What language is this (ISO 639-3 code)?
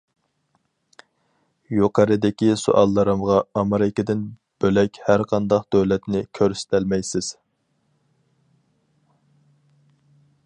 uig